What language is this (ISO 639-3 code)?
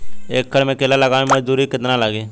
bho